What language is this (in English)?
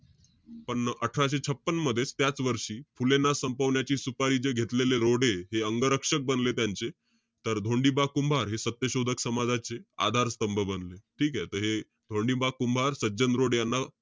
Marathi